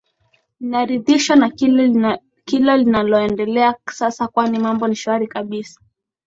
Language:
Swahili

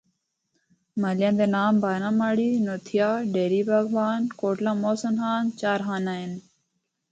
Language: Northern Hindko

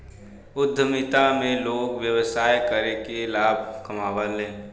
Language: Bhojpuri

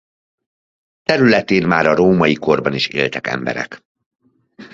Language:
Hungarian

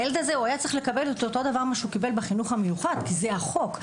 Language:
Hebrew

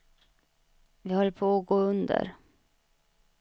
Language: Swedish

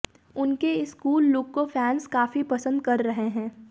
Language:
Hindi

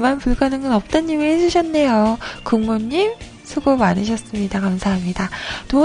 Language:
Korean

